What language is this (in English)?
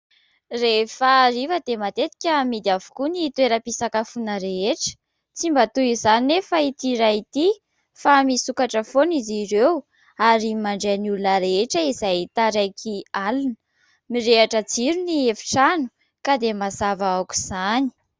Malagasy